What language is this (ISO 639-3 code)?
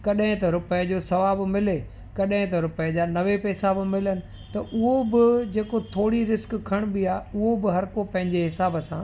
snd